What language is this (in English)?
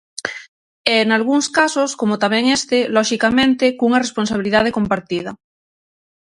Galician